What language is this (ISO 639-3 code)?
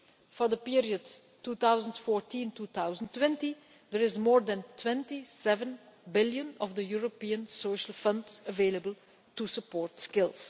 eng